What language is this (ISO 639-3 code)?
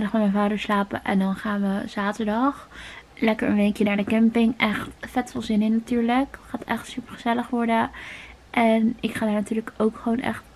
nld